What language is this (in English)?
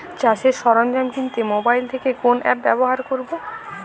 Bangla